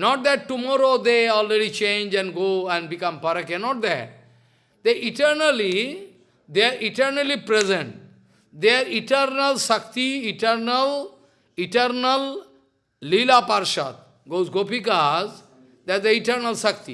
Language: English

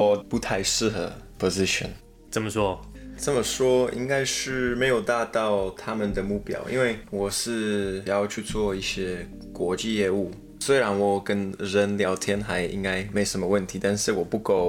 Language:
Chinese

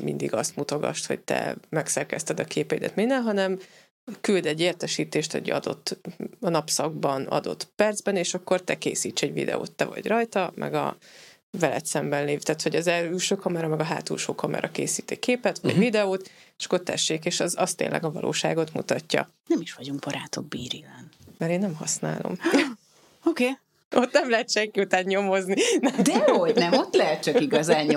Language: Hungarian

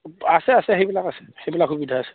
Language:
Assamese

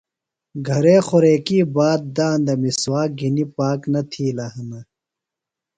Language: Phalura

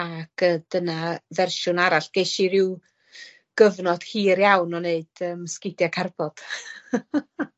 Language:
Welsh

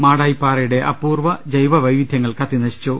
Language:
Malayalam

